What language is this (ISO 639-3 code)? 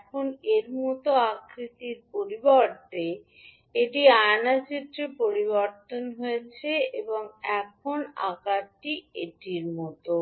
ben